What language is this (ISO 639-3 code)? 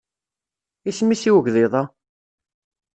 kab